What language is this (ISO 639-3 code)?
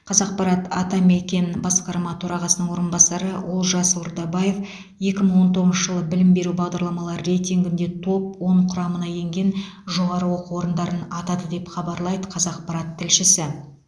kaz